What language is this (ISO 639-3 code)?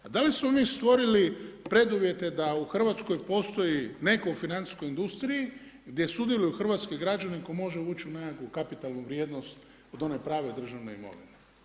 hrv